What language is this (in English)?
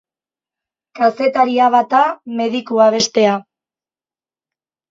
Basque